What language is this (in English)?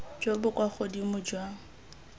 Tswana